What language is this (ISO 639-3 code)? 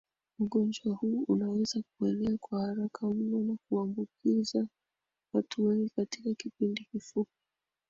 swa